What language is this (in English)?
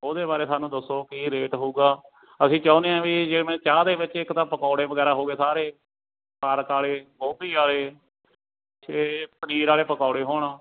Punjabi